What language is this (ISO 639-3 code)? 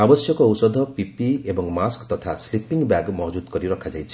ori